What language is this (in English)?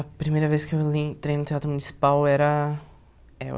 Portuguese